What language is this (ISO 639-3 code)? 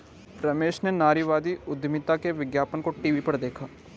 hin